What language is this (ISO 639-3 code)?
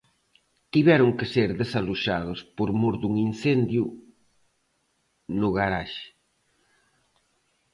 glg